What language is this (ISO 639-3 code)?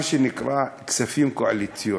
heb